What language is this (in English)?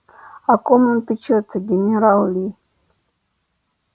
Russian